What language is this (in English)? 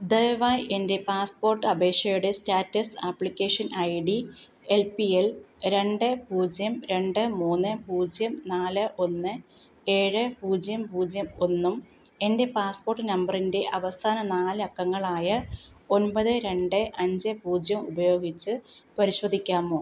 Malayalam